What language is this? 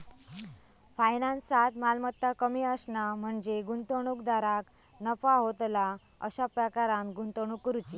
Marathi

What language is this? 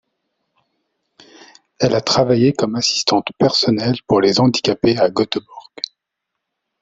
French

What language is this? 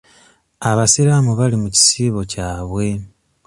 Ganda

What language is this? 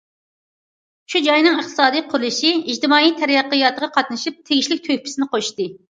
Uyghur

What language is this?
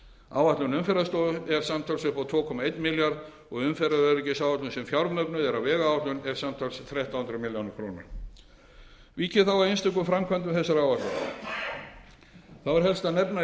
Icelandic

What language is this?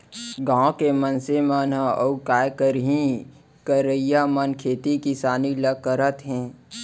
Chhattisgarhi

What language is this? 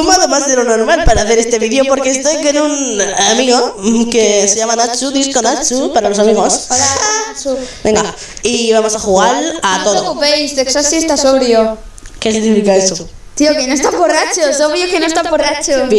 Spanish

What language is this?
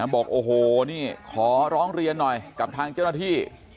Thai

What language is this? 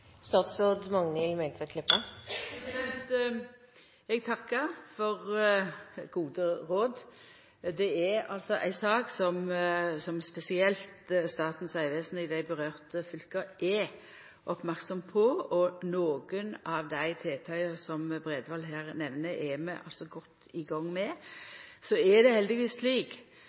Norwegian Nynorsk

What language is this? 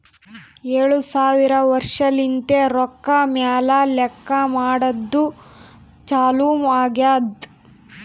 Kannada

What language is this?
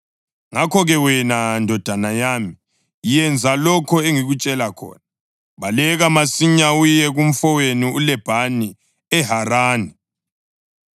North Ndebele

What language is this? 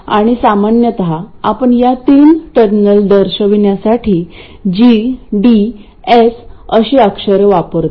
Marathi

